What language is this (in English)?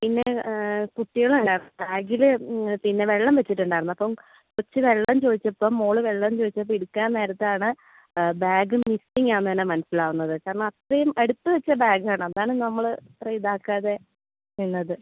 Malayalam